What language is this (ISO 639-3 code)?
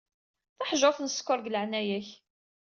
kab